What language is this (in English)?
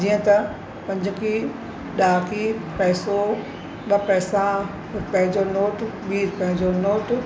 Sindhi